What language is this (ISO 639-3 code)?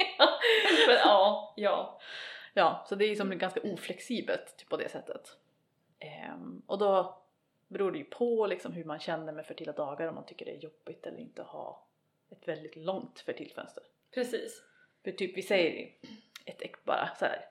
swe